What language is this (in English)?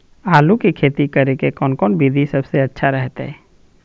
Magahi